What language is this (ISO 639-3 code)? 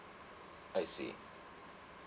eng